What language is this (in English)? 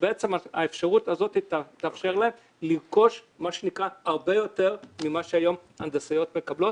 Hebrew